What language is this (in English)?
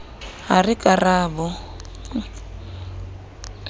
Southern Sotho